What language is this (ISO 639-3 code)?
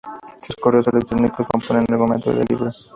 spa